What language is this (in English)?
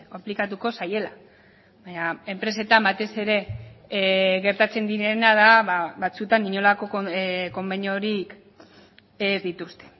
Basque